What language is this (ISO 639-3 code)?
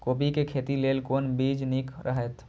mai